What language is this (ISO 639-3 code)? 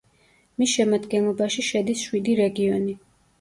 kat